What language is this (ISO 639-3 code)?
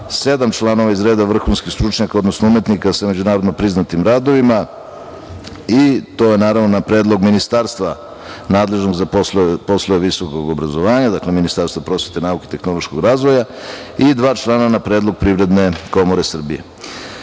srp